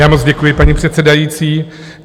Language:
Czech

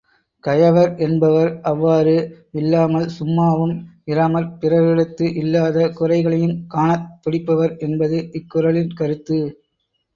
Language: Tamil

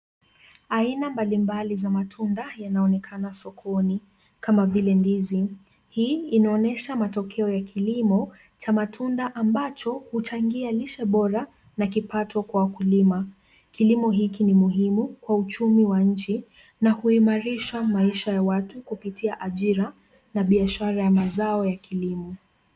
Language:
Swahili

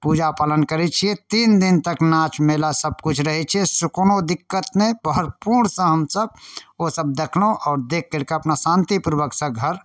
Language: Maithili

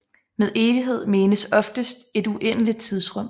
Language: Danish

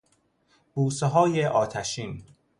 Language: Persian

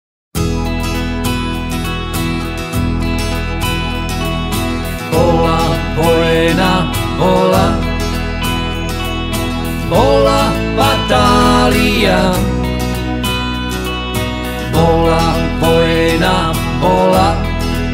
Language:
Czech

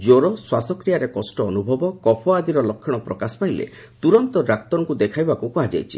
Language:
Odia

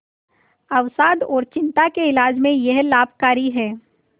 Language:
Hindi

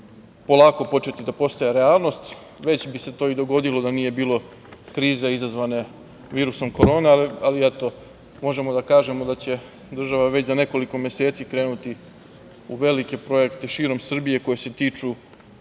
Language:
Serbian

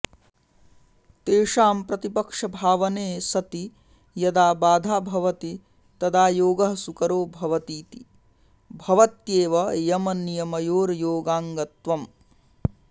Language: Sanskrit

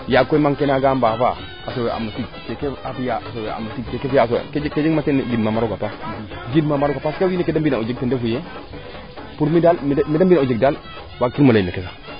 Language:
Serer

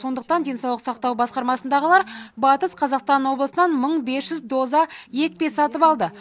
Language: Kazakh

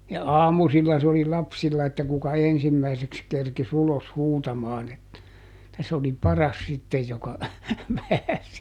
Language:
Finnish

